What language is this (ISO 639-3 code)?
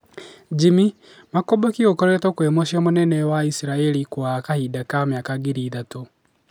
kik